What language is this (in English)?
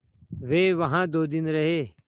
Hindi